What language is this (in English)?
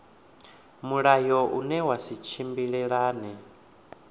Venda